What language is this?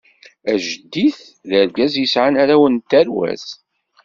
Kabyle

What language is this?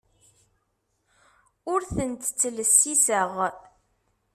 Kabyle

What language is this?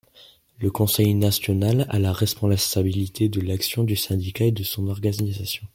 French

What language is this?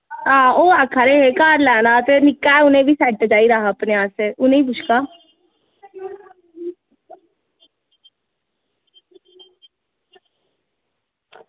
Dogri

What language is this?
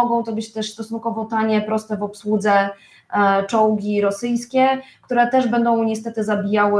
Polish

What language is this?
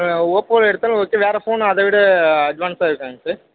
Tamil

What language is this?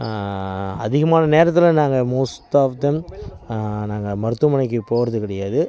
Tamil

